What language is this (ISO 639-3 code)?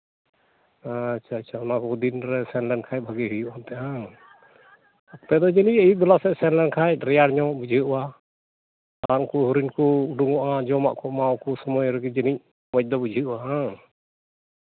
sat